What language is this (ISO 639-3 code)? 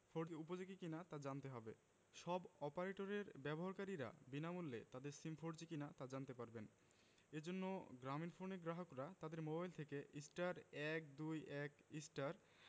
ben